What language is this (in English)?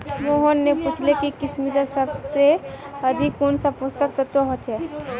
Magahi